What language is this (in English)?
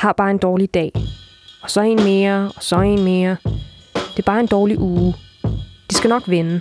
Danish